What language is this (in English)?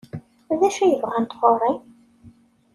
Kabyle